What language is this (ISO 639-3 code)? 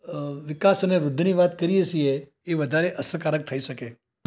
guj